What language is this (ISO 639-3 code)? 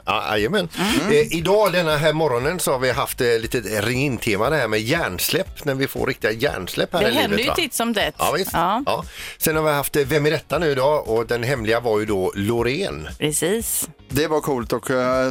swe